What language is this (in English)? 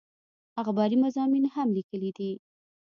Pashto